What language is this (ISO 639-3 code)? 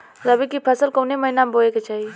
bho